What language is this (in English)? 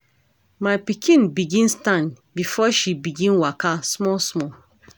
Nigerian Pidgin